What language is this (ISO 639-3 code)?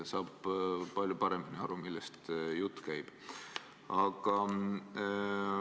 est